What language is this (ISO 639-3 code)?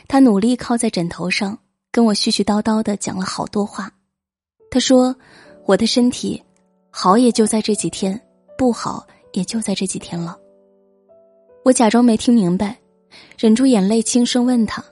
zho